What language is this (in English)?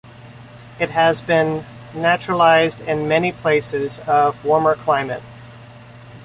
English